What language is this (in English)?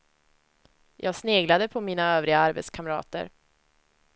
Swedish